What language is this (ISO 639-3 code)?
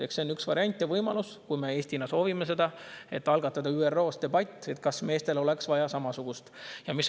est